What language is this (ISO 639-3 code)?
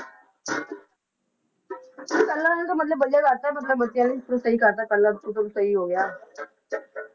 pan